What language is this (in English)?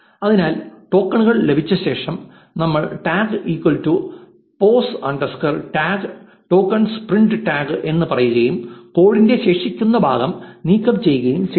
Malayalam